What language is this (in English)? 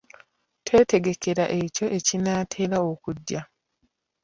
Ganda